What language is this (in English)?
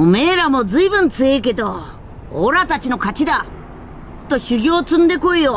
Japanese